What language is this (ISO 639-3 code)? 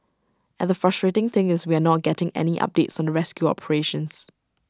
eng